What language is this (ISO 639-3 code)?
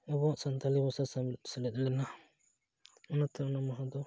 sat